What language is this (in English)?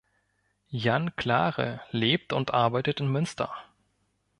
German